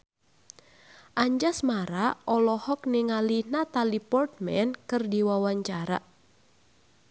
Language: Sundanese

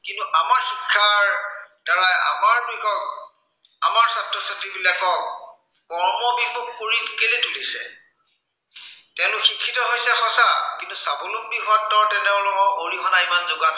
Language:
Assamese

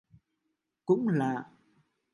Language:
Vietnamese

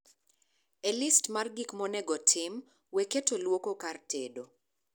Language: Luo (Kenya and Tanzania)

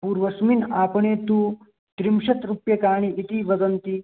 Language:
Sanskrit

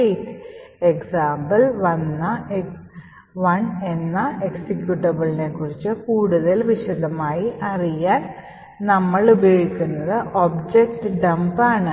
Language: Malayalam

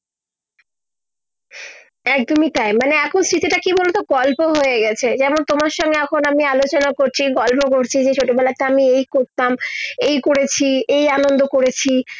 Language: Bangla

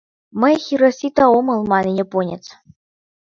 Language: Mari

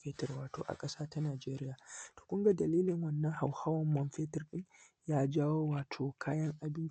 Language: Hausa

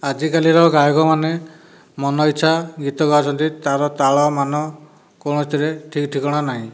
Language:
Odia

